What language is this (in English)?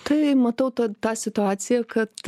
Lithuanian